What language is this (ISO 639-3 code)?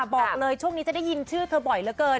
tha